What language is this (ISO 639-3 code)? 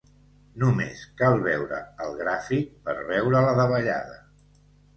cat